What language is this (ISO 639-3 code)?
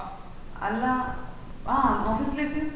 mal